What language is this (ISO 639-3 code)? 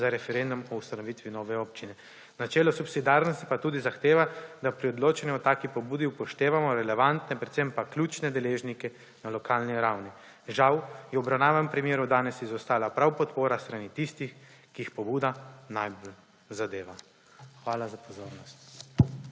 slv